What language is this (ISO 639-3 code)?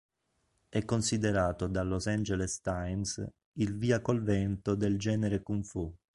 ita